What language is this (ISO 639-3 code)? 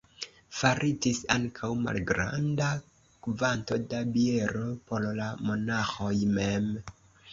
epo